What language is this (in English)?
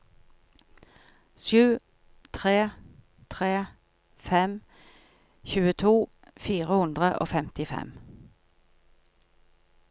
Norwegian